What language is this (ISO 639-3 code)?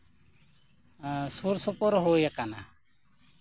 sat